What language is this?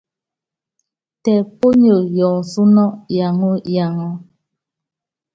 Yangben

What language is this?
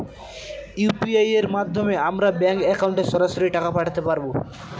Bangla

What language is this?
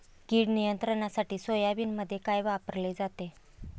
Marathi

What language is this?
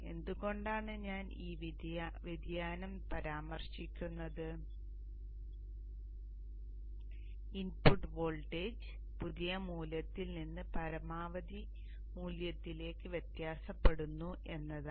Malayalam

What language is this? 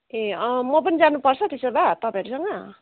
Nepali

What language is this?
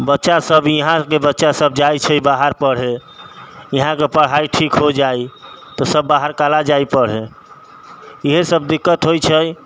Maithili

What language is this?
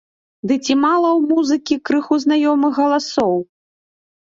Belarusian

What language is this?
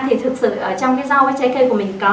Vietnamese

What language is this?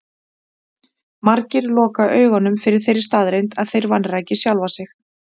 Icelandic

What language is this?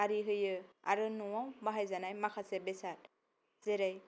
Bodo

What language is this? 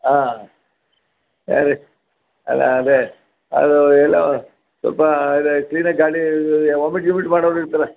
Kannada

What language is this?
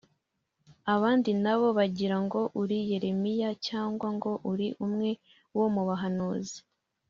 Kinyarwanda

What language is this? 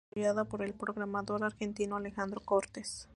Spanish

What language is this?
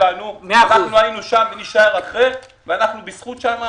Hebrew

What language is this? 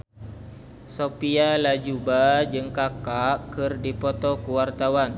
Sundanese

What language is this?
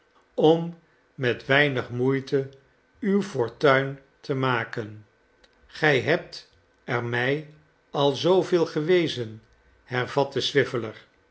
Dutch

